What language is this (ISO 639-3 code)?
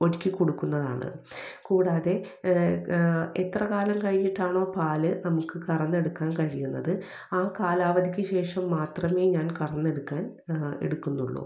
mal